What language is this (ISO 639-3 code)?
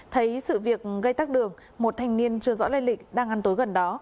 vie